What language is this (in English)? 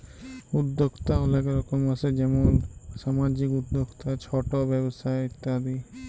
Bangla